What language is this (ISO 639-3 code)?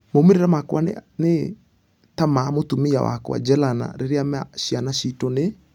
kik